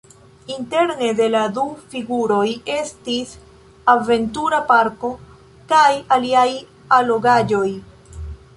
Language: Esperanto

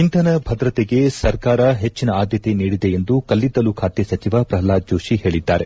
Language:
Kannada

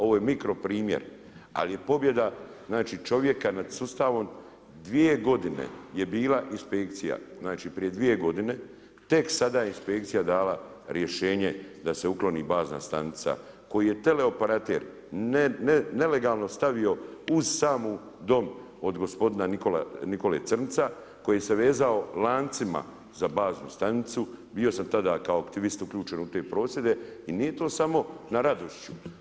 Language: Croatian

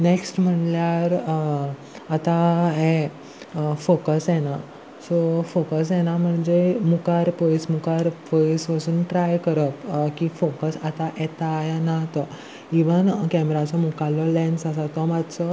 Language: Konkani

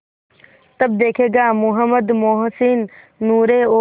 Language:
Hindi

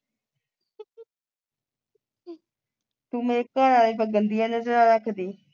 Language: Punjabi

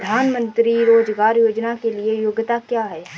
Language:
Hindi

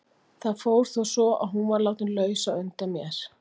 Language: Icelandic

